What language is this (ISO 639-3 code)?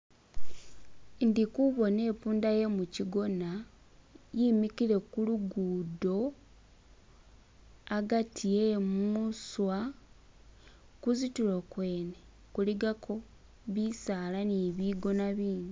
myx